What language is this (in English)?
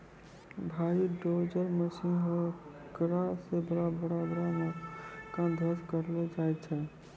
Maithili